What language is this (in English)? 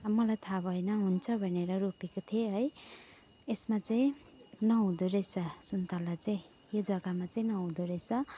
Nepali